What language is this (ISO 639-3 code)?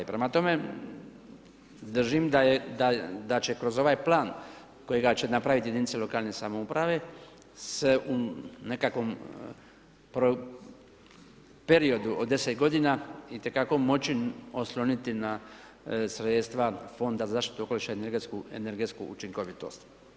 hrv